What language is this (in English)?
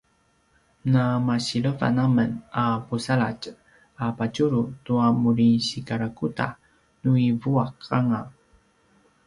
Paiwan